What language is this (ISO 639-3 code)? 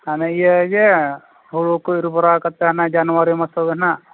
sat